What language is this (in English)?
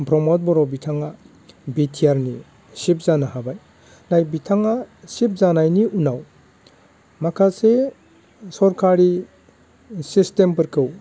Bodo